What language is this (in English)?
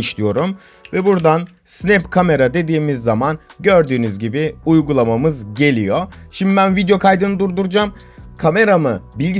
Turkish